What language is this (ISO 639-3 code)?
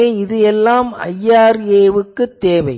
tam